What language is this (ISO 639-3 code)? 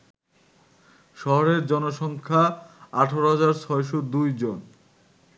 ben